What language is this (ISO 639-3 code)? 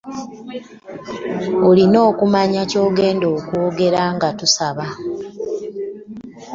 lug